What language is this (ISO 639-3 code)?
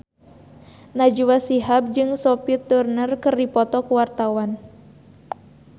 sun